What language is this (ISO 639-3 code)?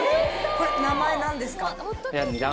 jpn